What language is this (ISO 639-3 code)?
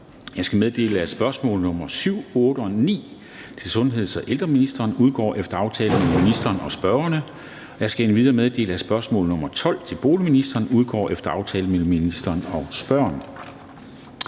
dan